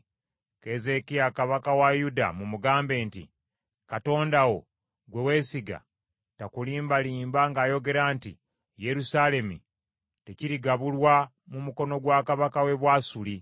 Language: Ganda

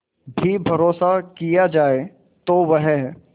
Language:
Hindi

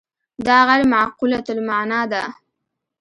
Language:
Pashto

